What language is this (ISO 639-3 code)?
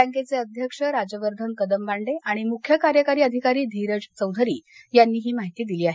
mar